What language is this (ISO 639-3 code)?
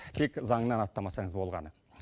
kaz